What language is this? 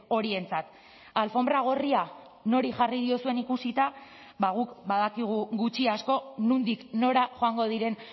Basque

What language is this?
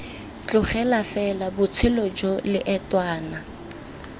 Tswana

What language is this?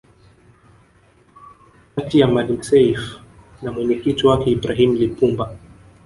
Swahili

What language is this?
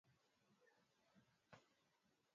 Swahili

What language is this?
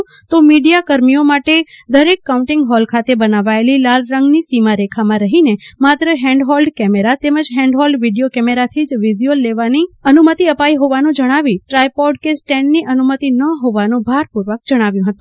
Gujarati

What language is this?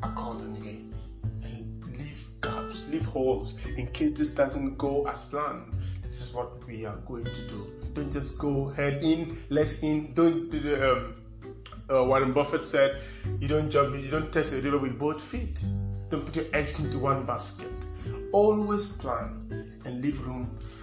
English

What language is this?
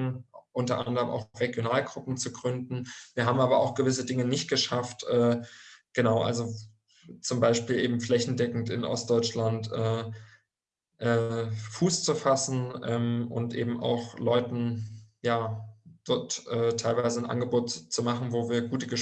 German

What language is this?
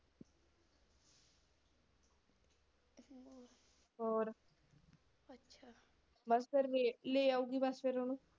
Punjabi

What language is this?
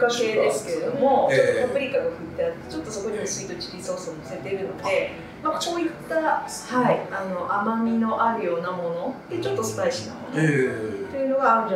Japanese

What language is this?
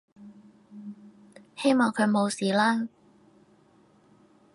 Cantonese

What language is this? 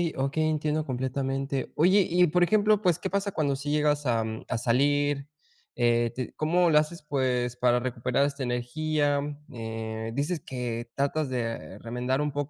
Spanish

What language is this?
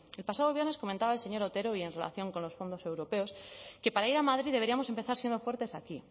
Spanish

